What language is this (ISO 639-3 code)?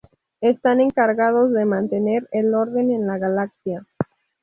spa